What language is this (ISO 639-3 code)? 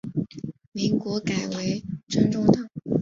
zho